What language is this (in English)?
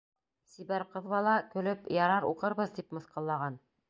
Bashkir